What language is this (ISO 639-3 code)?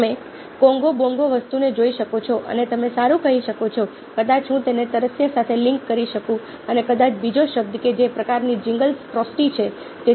guj